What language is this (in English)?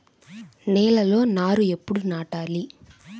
Telugu